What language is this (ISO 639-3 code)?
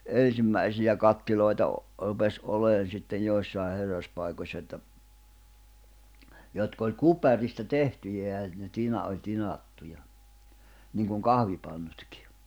fin